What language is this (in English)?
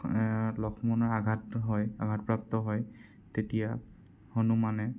Assamese